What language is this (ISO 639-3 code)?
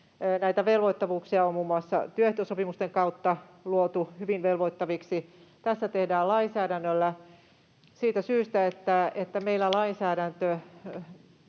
fin